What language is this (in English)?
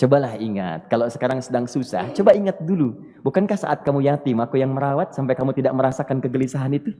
Indonesian